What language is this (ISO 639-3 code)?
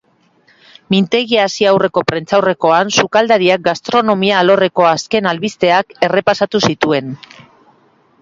eus